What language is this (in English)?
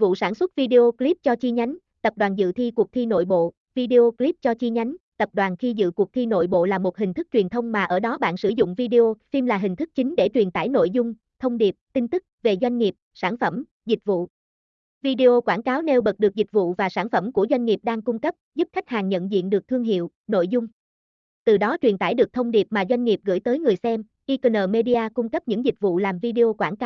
Vietnamese